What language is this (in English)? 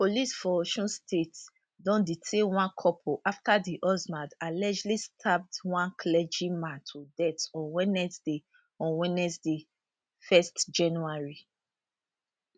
Nigerian Pidgin